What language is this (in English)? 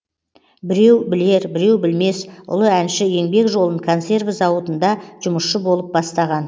Kazakh